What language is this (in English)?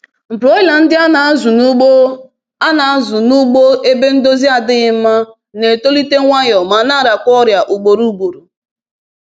Igbo